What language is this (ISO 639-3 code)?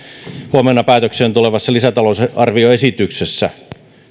fin